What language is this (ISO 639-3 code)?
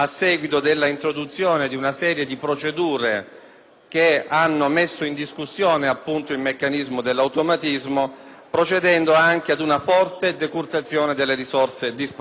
ita